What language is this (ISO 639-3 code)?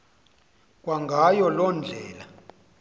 xho